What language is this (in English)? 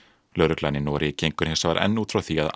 Icelandic